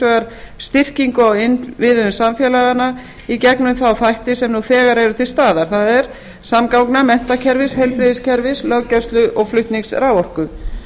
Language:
Icelandic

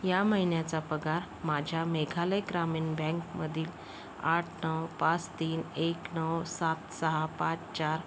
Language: Marathi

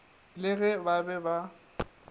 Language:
Northern Sotho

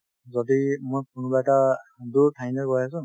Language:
Assamese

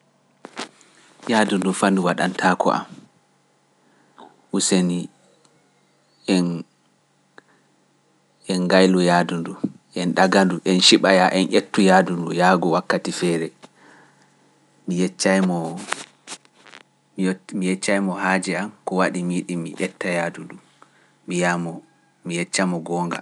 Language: Pular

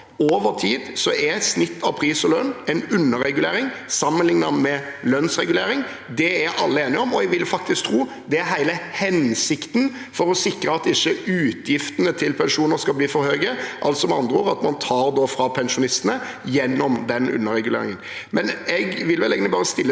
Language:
Norwegian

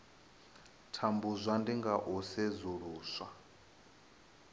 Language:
Venda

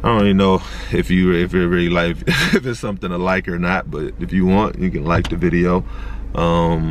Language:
English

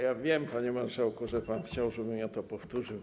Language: Polish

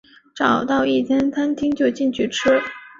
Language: Chinese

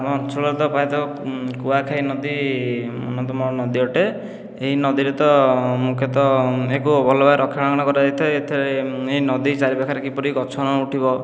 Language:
Odia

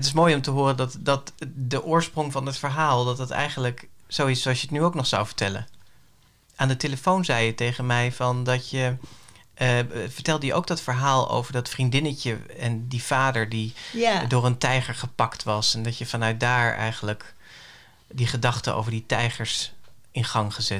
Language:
Dutch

